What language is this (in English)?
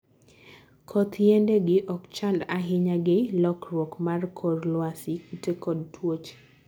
Luo (Kenya and Tanzania)